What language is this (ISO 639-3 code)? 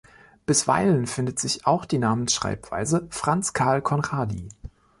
deu